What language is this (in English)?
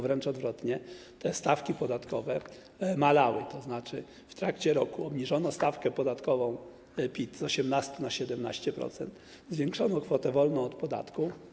Polish